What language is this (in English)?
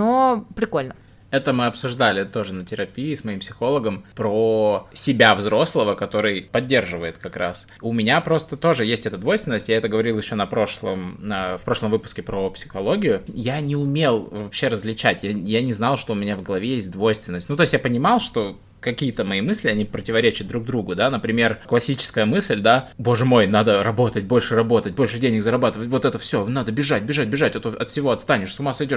Russian